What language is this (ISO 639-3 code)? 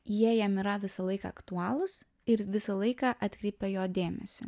lit